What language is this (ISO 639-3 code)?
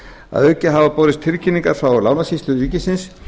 isl